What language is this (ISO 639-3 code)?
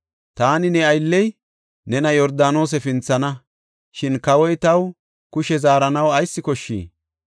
gof